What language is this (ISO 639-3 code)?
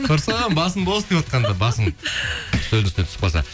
kaz